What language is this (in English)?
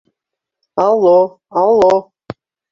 Bashkir